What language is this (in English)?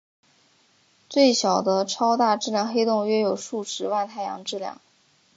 Chinese